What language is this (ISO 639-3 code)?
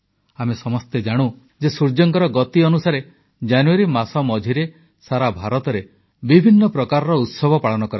ori